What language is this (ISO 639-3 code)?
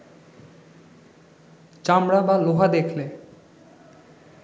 ben